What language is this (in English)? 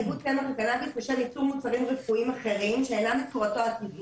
Hebrew